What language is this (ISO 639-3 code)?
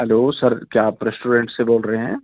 urd